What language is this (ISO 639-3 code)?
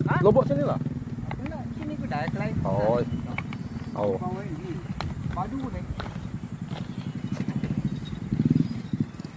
ind